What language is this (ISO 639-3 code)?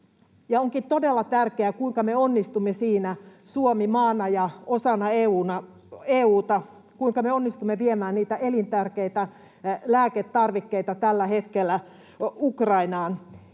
fin